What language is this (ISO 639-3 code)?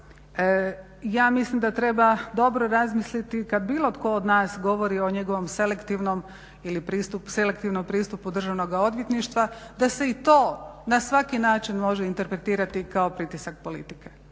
hrv